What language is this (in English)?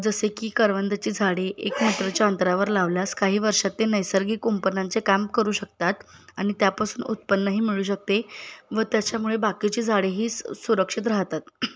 Marathi